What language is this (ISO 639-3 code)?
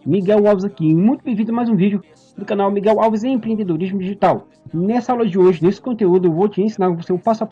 por